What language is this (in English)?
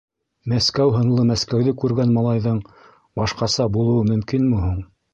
Bashkir